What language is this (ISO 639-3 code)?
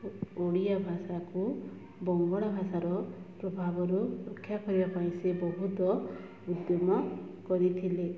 ori